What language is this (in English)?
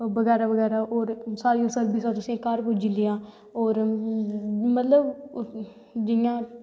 Dogri